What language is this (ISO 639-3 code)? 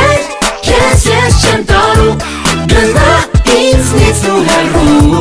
rus